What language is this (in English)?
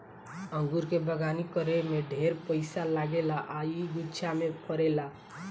Bhojpuri